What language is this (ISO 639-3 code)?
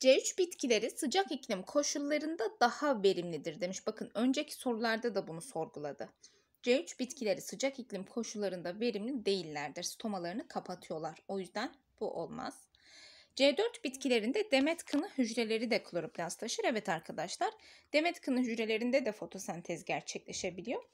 tur